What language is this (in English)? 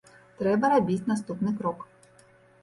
Belarusian